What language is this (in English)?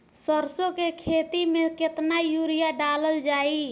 Bhojpuri